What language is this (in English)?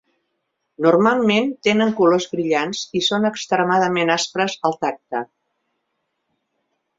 Catalan